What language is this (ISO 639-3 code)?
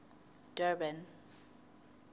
sot